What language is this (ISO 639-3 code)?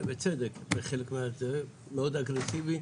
heb